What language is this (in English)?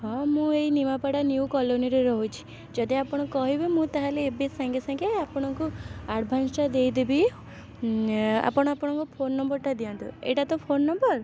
Odia